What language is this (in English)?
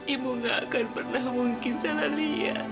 Indonesian